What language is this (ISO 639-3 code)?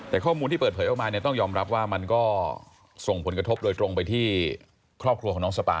tha